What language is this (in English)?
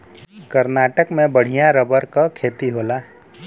Bhojpuri